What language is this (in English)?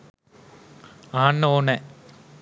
Sinhala